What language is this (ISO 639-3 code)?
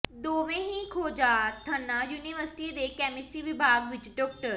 pan